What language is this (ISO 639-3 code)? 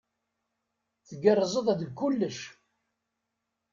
kab